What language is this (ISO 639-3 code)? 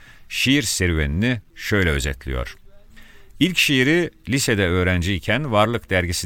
tur